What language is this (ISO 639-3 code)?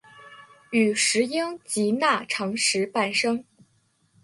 zho